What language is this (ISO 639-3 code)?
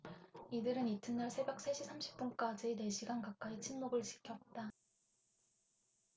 kor